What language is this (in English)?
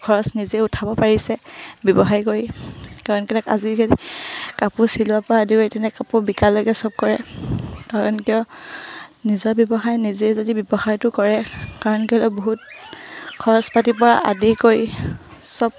Assamese